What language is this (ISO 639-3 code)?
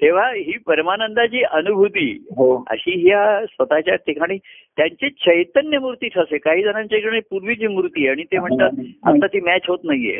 mar